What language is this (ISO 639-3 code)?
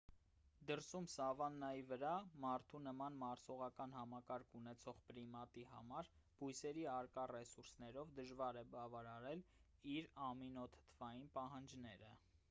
hye